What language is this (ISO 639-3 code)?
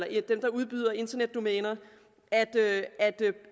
dan